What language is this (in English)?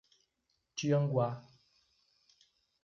Portuguese